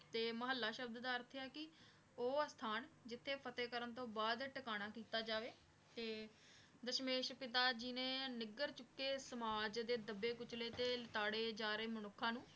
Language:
Punjabi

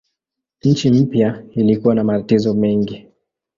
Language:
Swahili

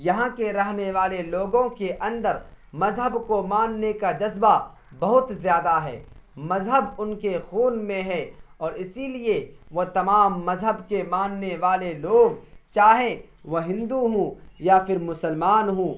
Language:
Urdu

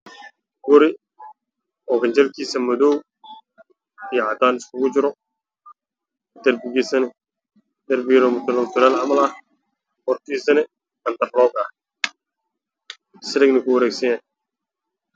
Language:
Somali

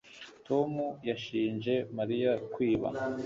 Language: Kinyarwanda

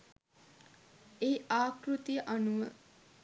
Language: Sinhala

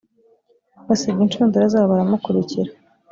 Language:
Kinyarwanda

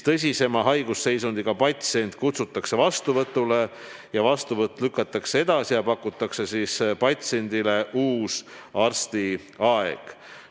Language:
Estonian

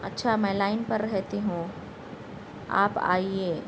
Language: Urdu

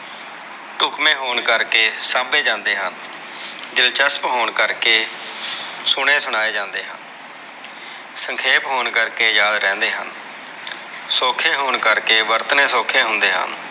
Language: Punjabi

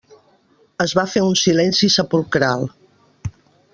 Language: Catalan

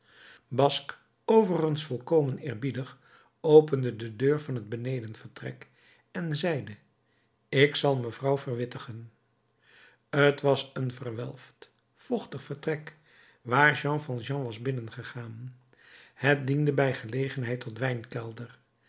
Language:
Dutch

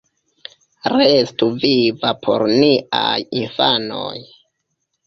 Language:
Esperanto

